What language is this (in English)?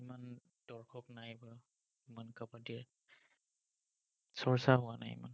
Assamese